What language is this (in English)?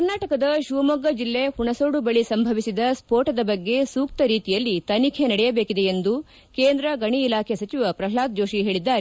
Kannada